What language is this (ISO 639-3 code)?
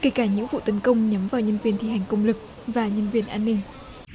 vie